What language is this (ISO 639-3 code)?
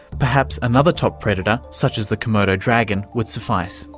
eng